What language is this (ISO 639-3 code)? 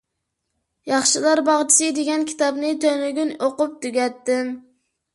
uig